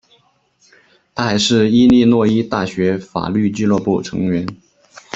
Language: Chinese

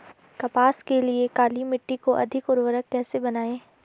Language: Hindi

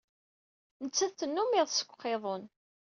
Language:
Kabyle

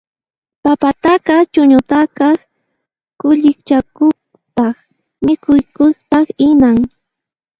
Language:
Puno Quechua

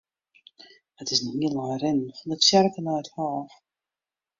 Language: Western Frisian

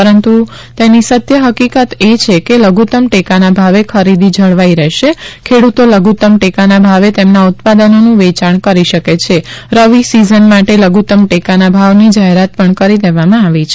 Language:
Gujarati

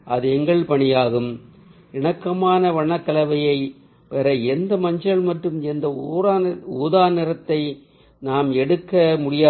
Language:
Tamil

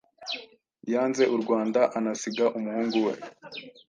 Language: Kinyarwanda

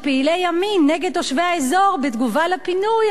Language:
Hebrew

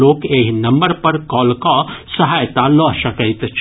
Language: Maithili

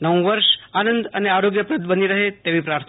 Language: Gujarati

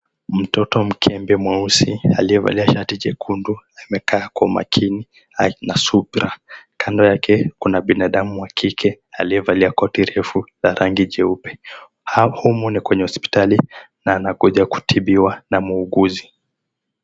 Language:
Swahili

